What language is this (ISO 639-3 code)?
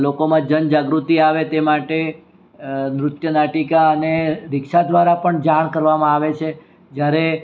guj